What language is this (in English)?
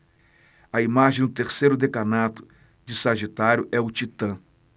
Portuguese